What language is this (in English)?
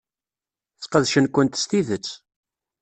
Kabyle